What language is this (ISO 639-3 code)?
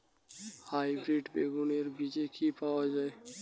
ben